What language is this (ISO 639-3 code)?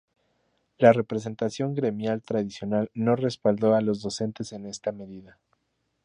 spa